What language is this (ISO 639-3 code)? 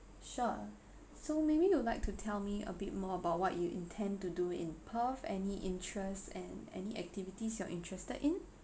eng